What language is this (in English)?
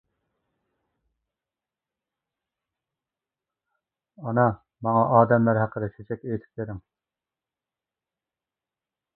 Uyghur